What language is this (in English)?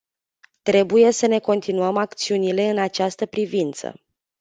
Romanian